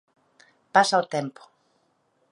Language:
Galician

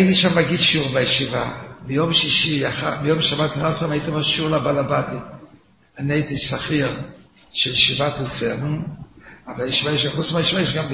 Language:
Hebrew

